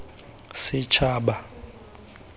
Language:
Tswana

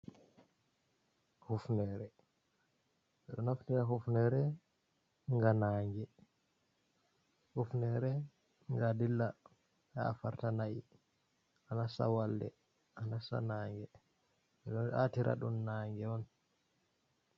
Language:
Fula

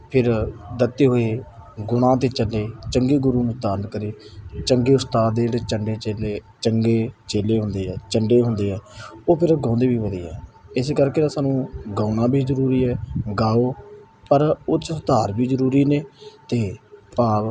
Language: Punjabi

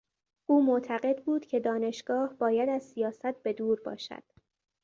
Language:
Persian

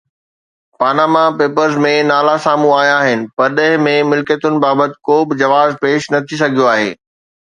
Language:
Sindhi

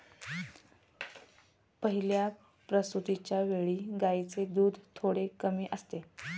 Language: Marathi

